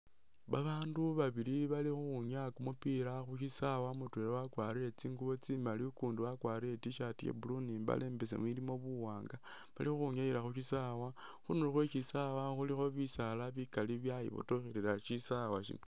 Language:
Masaaba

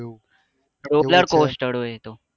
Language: Gujarati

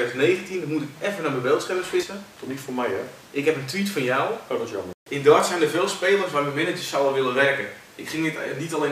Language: Dutch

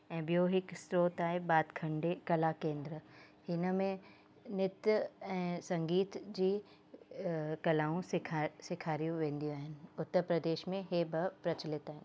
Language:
Sindhi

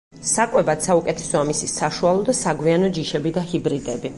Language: Georgian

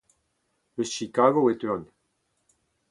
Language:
Breton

